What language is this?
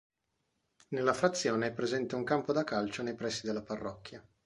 Italian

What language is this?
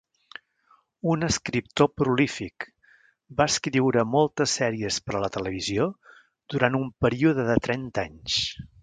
Catalan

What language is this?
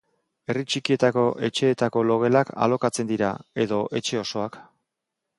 Basque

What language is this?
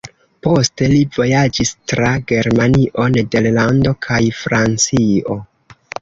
Esperanto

